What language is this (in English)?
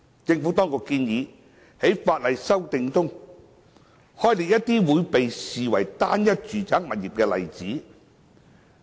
Cantonese